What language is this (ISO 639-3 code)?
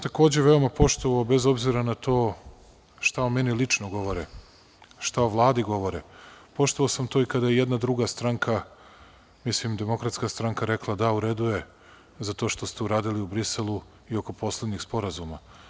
srp